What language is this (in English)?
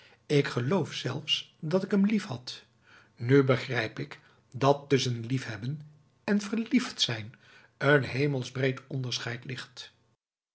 Dutch